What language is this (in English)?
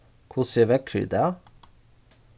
Faroese